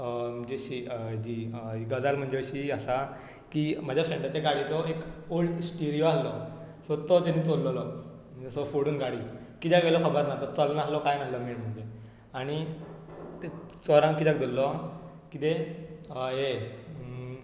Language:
Konkani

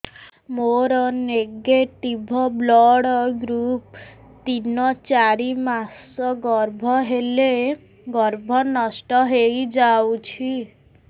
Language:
Odia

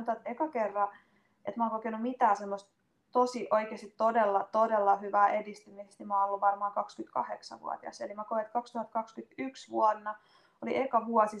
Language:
Finnish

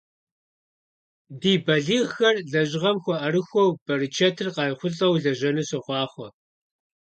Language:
Kabardian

